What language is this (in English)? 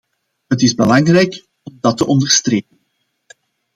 Dutch